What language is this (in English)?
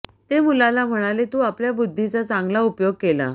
Marathi